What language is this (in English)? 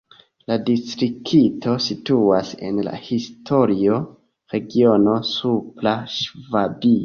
Esperanto